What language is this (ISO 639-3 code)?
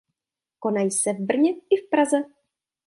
ces